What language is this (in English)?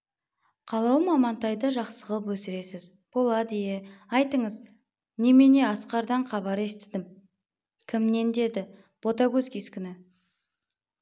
Kazakh